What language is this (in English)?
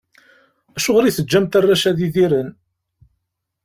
Kabyle